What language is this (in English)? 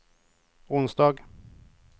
Swedish